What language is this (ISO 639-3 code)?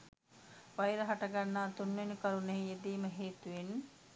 sin